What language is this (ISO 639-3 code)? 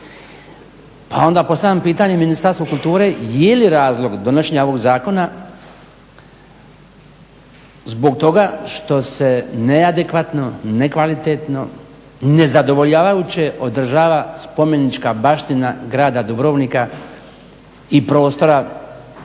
hrv